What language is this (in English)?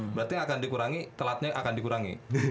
Indonesian